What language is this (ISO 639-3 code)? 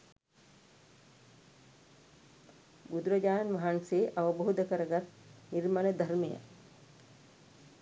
sin